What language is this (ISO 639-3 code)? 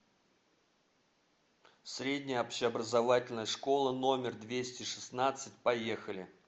rus